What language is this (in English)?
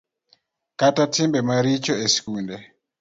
Luo (Kenya and Tanzania)